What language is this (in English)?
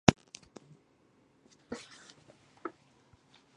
Chinese